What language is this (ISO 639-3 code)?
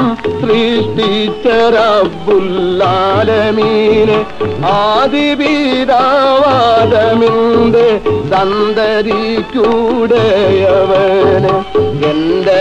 ara